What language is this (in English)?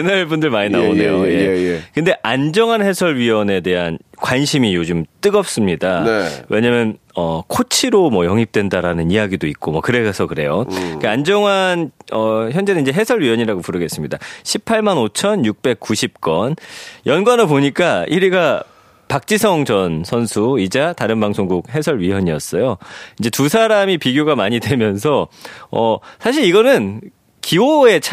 Korean